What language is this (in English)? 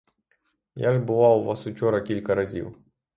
Ukrainian